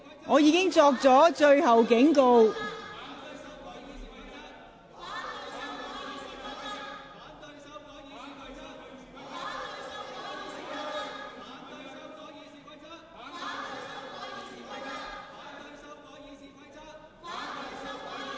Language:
Cantonese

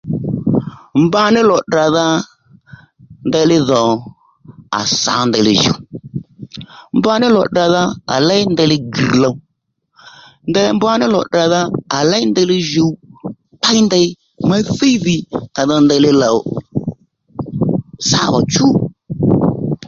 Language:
Lendu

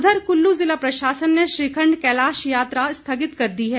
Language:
Hindi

